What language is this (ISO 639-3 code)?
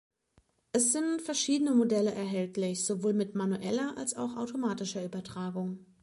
deu